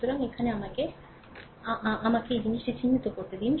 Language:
Bangla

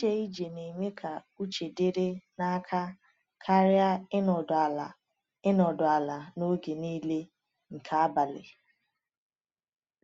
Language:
Igbo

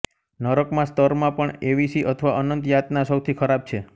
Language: Gujarati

